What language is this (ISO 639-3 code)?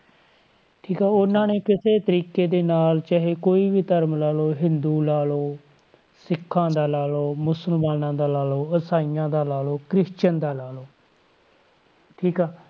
pan